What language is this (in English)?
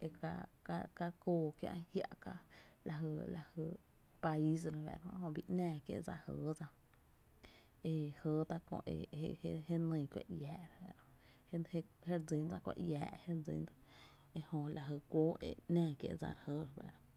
Tepinapa Chinantec